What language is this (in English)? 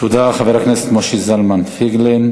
Hebrew